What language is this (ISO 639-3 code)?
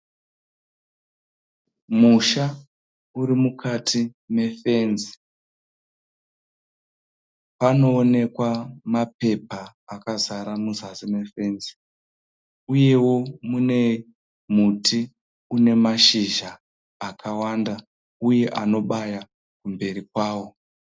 sna